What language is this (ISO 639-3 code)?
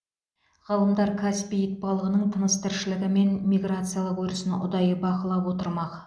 kaz